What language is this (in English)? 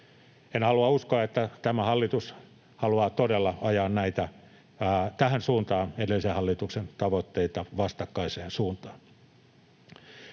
Finnish